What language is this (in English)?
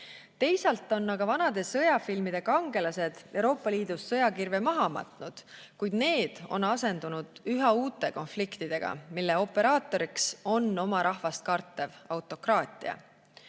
Estonian